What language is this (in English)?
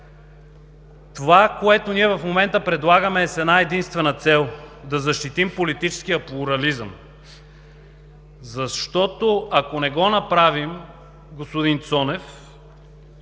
Bulgarian